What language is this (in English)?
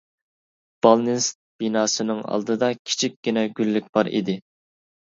Uyghur